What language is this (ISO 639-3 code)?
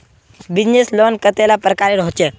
mag